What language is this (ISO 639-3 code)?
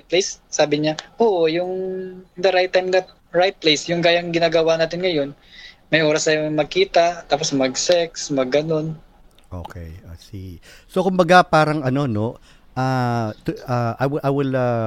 fil